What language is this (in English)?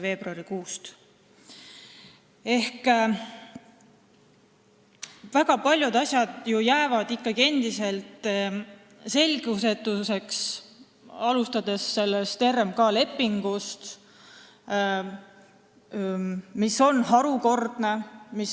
Estonian